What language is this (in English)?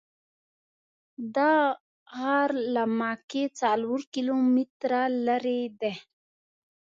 Pashto